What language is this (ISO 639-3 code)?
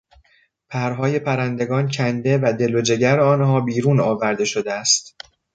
fas